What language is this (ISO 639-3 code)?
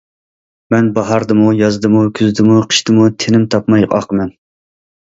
uig